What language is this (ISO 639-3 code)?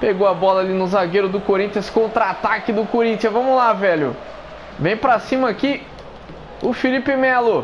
por